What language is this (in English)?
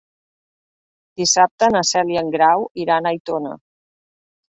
Catalan